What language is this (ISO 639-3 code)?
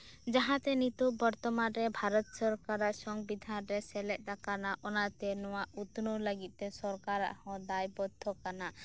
sat